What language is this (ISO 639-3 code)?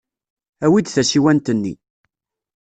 kab